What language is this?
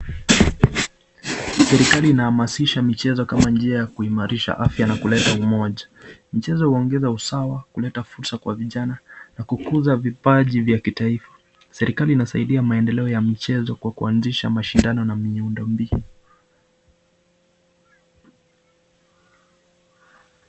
Swahili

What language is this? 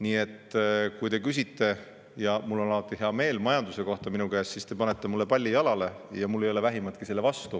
Estonian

